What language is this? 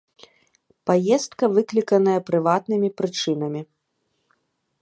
Belarusian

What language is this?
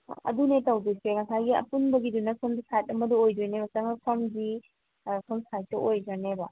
Manipuri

